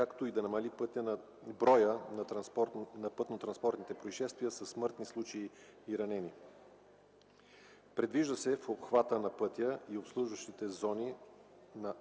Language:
Bulgarian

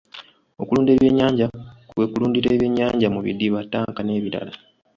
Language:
Ganda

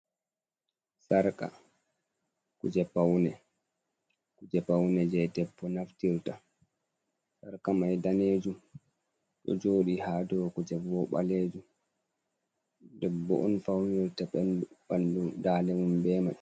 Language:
Fula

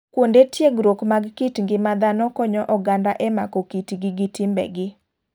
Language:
Luo (Kenya and Tanzania)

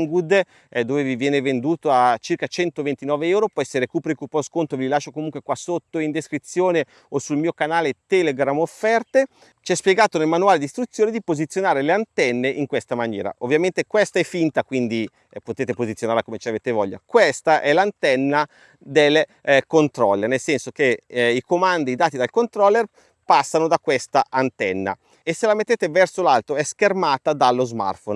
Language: Italian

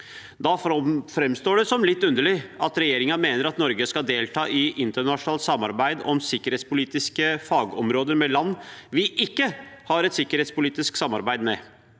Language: Norwegian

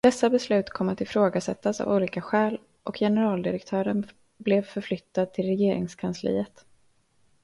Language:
Swedish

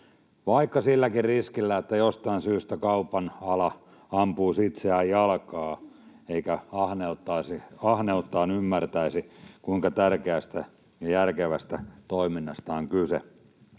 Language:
Finnish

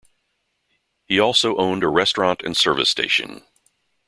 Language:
English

